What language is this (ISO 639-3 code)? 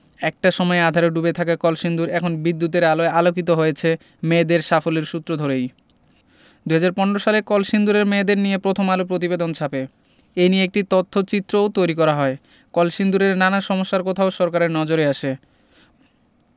ben